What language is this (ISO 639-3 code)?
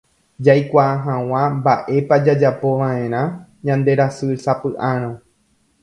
grn